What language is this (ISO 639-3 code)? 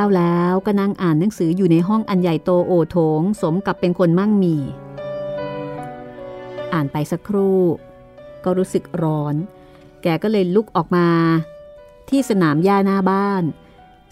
tha